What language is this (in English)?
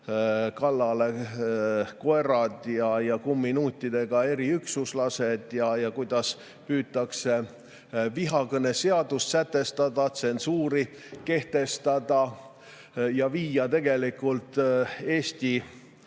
Estonian